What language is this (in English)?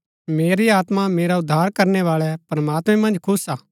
Gaddi